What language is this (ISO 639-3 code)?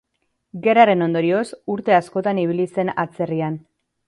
eus